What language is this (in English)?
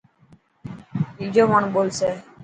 Dhatki